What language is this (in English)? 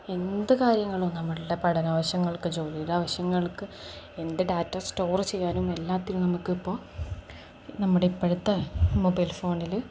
Malayalam